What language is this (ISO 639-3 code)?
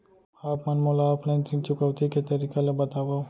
hne